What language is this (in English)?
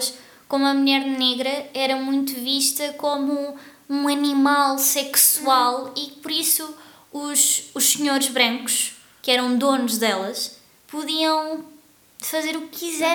Portuguese